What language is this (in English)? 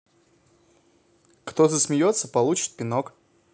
Russian